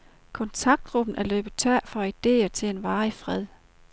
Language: Danish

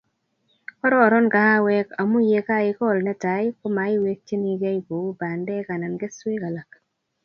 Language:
Kalenjin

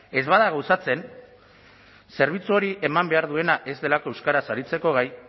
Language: Basque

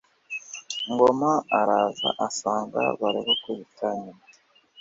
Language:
Kinyarwanda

